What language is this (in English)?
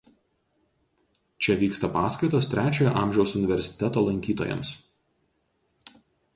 Lithuanian